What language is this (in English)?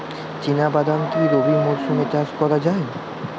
Bangla